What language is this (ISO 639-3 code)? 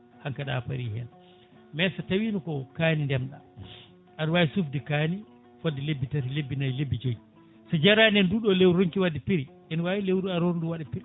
ful